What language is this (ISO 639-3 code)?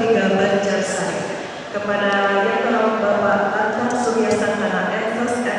ind